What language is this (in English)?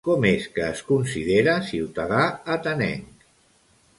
Catalan